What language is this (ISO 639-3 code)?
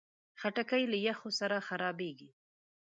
pus